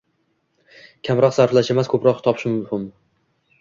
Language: Uzbek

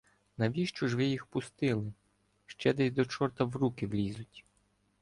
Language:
Ukrainian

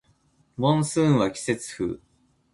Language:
Japanese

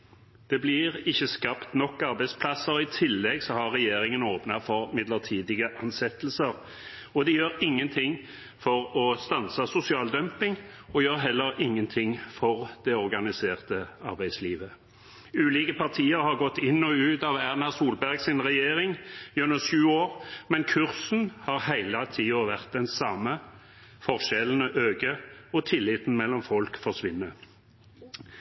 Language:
Norwegian Bokmål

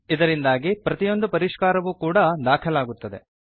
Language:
Kannada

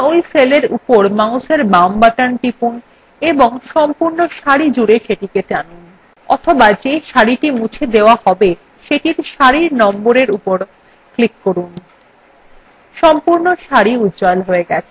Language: Bangla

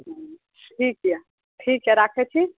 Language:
Maithili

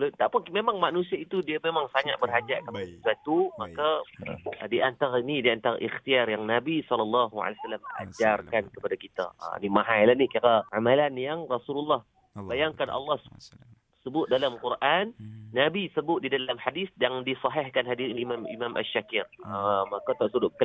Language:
Malay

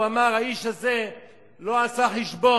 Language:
Hebrew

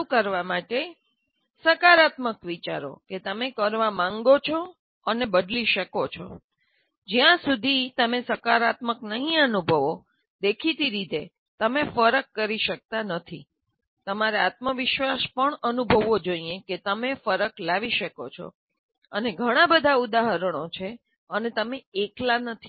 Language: Gujarati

